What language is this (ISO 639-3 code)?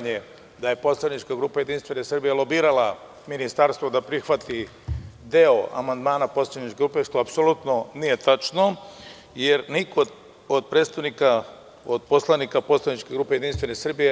srp